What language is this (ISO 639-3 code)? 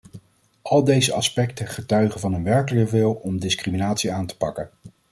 nld